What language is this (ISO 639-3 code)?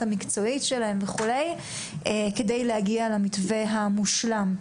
heb